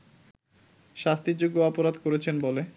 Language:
Bangla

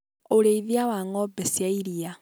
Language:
Kikuyu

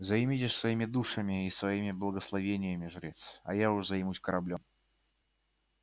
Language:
Russian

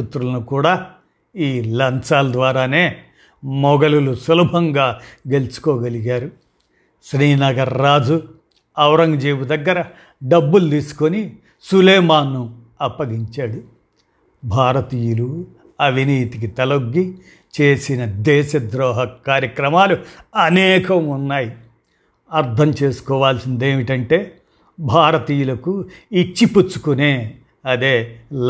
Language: Telugu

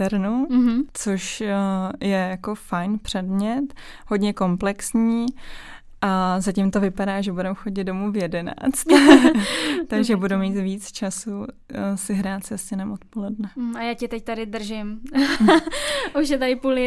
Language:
Czech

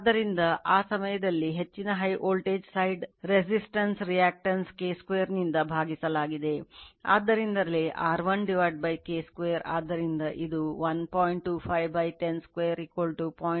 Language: Kannada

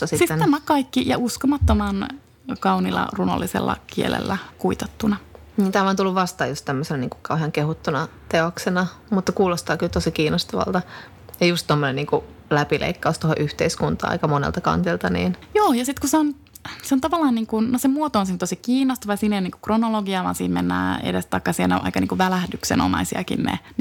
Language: Finnish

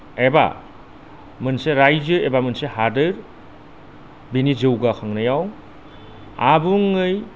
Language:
Bodo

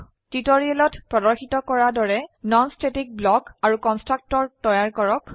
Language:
Assamese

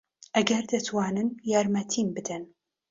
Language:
Central Kurdish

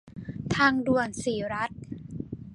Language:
Thai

